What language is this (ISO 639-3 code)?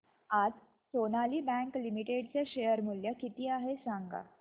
mar